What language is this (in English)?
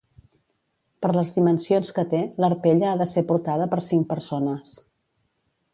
Catalan